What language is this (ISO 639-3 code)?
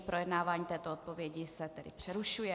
ces